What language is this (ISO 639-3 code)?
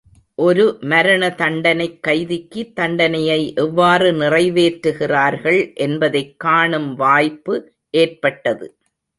tam